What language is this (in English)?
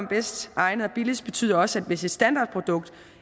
Danish